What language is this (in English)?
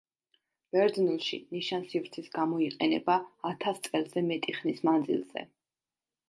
Georgian